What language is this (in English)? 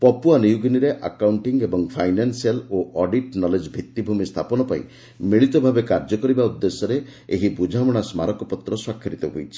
Odia